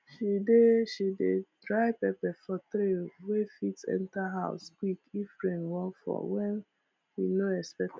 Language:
Nigerian Pidgin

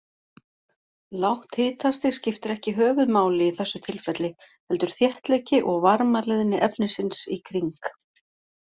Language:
Icelandic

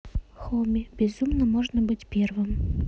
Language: Russian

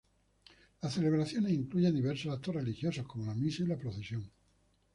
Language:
Spanish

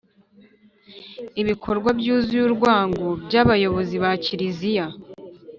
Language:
Kinyarwanda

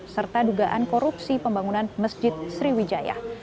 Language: Indonesian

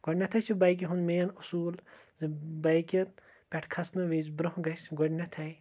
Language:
Kashmiri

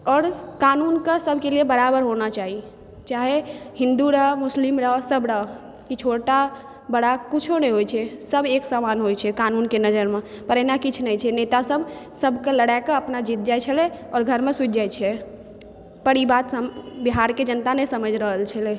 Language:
Maithili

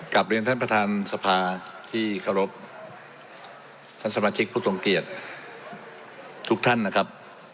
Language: Thai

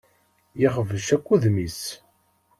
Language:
Kabyle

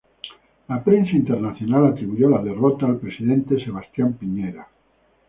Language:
Spanish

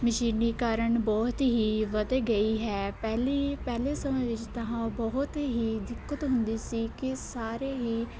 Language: Punjabi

